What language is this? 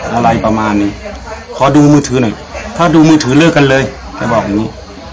Thai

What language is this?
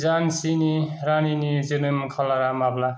Bodo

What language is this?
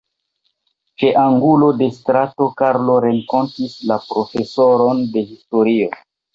Esperanto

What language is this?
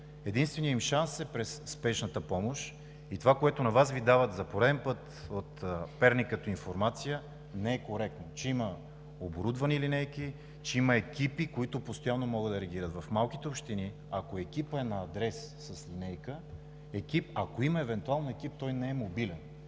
Bulgarian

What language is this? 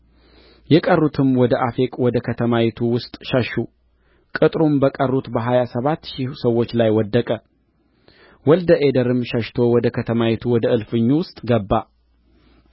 Amharic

